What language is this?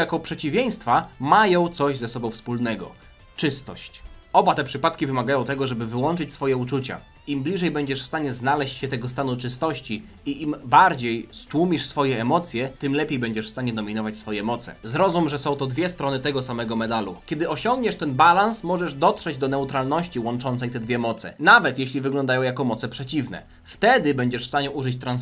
Polish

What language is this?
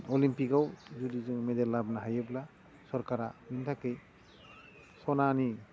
Bodo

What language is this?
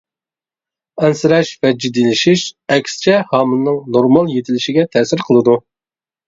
Uyghur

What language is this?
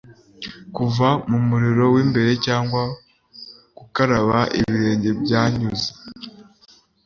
Kinyarwanda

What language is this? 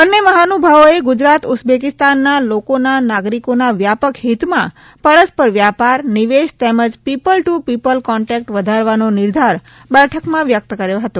Gujarati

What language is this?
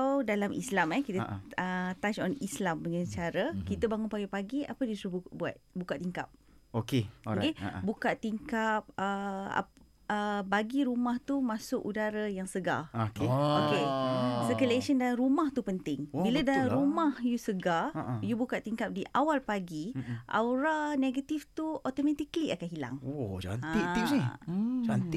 Malay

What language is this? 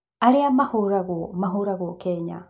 Kikuyu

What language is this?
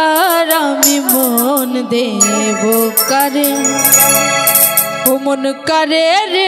Bangla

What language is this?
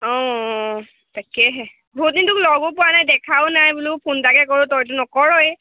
Assamese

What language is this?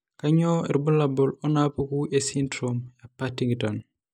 Masai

